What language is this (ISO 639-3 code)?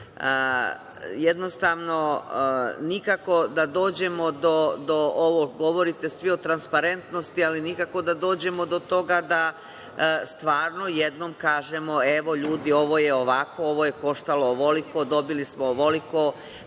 srp